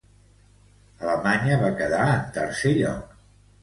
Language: Catalan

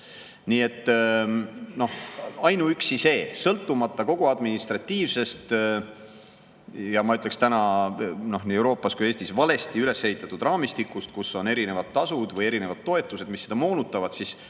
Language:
Estonian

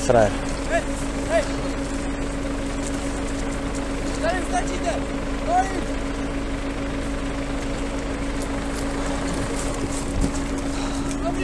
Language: Czech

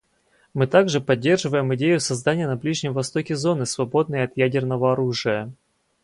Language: Russian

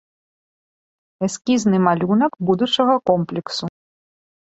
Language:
Belarusian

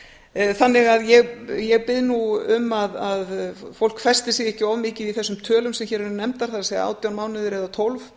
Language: Icelandic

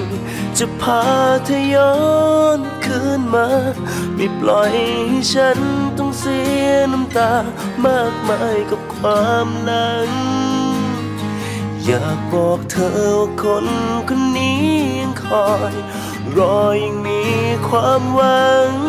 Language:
Thai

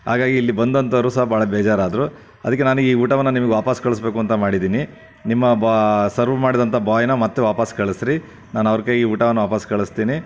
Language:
Kannada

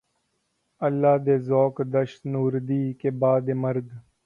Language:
Urdu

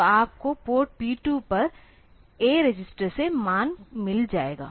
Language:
Hindi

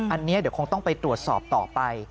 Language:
Thai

